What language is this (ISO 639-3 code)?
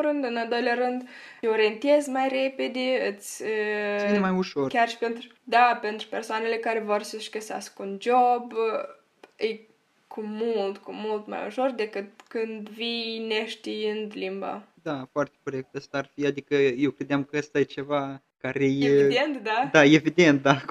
ron